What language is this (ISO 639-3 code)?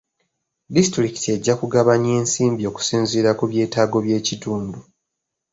lug